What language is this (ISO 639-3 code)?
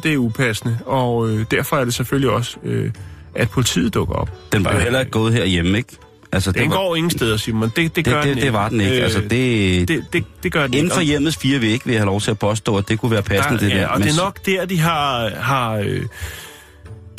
dan